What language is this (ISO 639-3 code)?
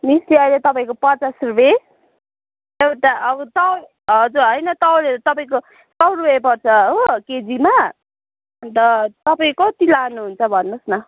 nep